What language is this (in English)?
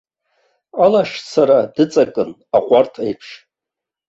Abkhazian